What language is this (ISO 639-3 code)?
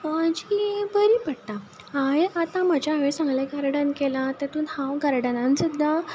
kok